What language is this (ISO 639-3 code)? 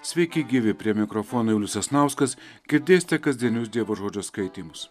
lit